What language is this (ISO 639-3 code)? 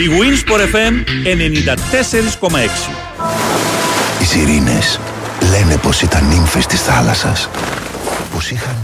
ell